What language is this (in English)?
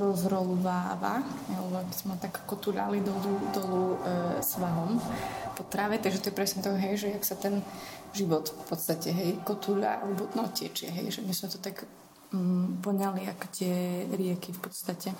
Slovak